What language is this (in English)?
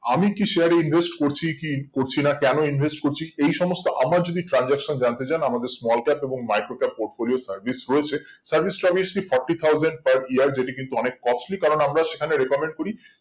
Bangla